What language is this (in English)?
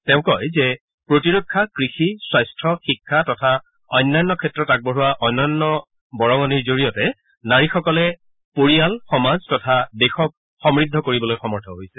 Assamese